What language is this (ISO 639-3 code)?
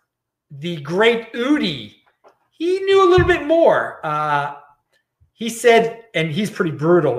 eng